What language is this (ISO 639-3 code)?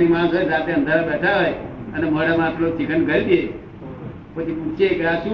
guj